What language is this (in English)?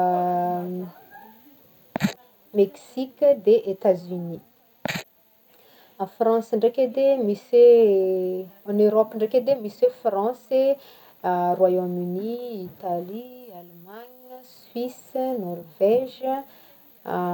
Northern Betsimisaraka Malagasy